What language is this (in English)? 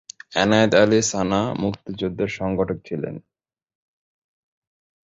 Bangla